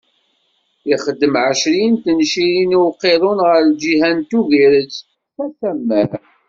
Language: Kabyle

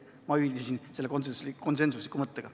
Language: Estonian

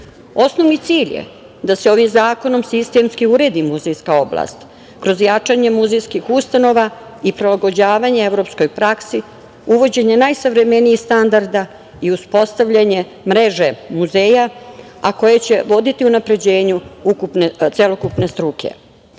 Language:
Serbian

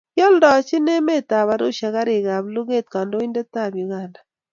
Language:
Kalenjin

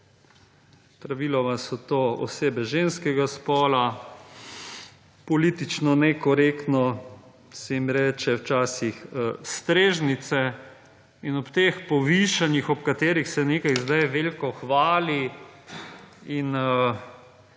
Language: Slovenian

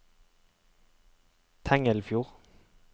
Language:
Norwegian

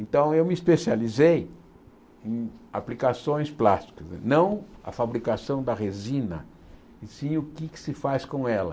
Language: Portuguese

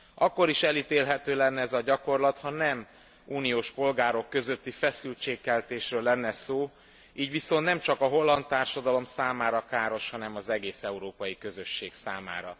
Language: Hungarian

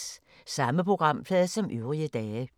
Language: Danish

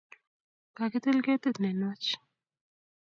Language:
Kalenjin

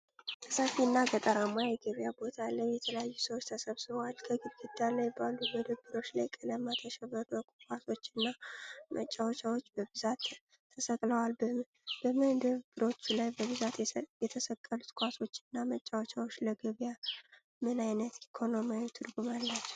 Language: Amharic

